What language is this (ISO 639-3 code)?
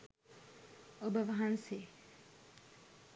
sin